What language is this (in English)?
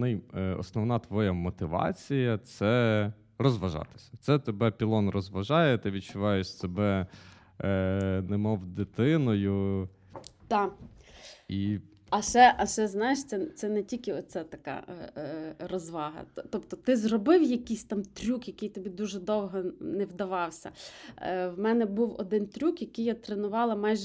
Ukrainian